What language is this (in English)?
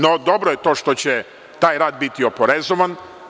Serbian